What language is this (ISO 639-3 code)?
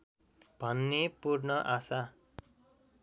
nep